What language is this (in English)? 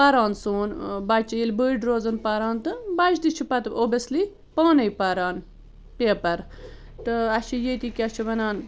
Kashmiri